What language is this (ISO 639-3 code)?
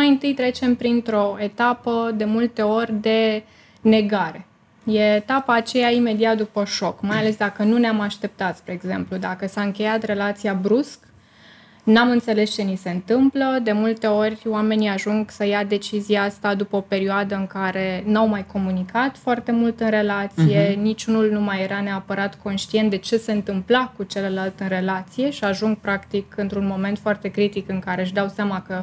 ron